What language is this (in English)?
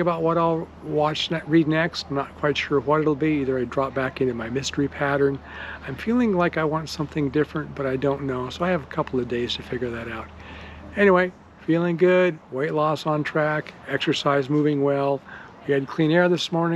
English